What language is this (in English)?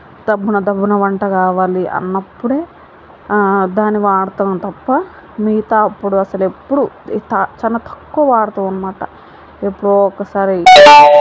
Telugu